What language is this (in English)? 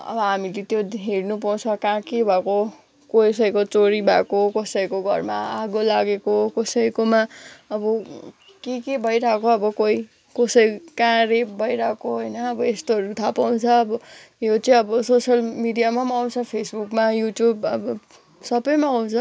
Nepali